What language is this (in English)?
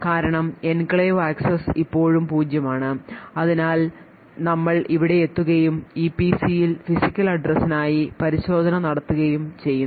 Malayalam